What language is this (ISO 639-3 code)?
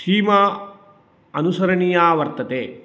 san